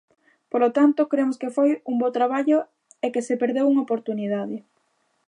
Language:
Galician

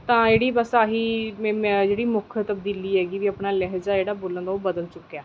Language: Punjabi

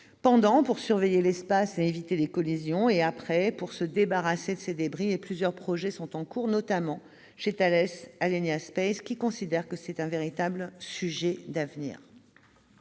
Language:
French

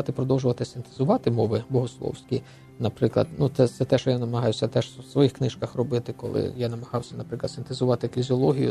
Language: Ukrainian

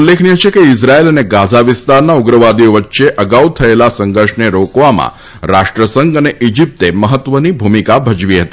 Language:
Gujarati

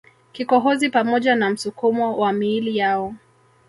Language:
Swahili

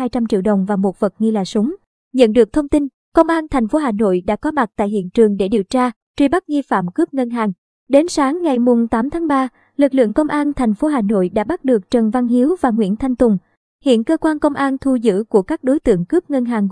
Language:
Vietnamese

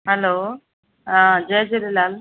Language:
Sindhi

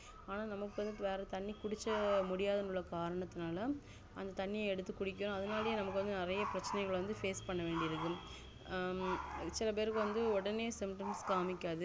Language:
Tamil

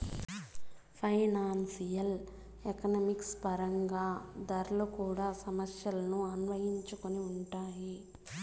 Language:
Telugu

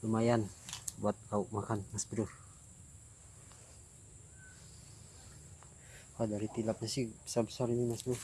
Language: Indonesian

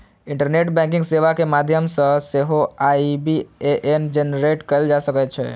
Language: Maithili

